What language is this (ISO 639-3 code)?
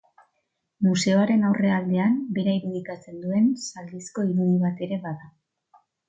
eus